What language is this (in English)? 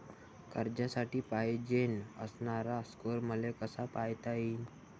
Marathi